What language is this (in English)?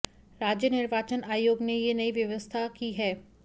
Hindi